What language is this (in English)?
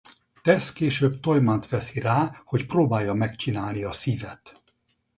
Hungarian